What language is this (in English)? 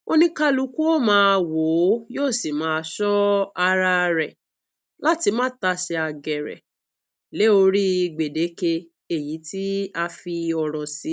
Yoruba